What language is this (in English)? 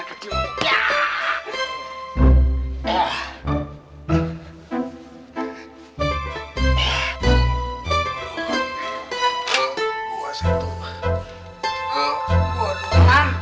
Indonesian